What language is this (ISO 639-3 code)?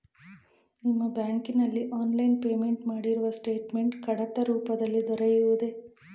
kan